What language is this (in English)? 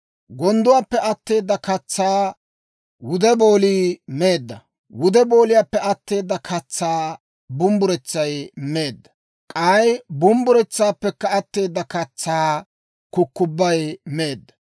Dawro